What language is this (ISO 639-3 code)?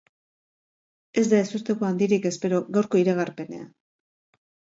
eus